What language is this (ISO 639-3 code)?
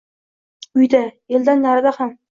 uzb